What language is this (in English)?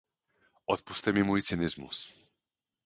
Czech